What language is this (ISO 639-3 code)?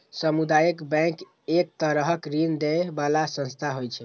mai